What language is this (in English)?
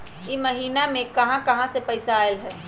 Magahi